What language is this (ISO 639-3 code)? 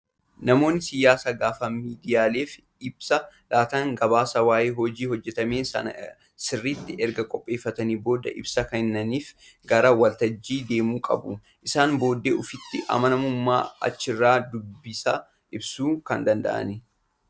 orm